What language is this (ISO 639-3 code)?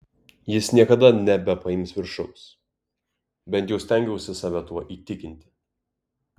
lit